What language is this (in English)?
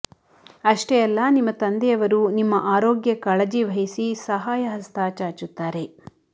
Kannada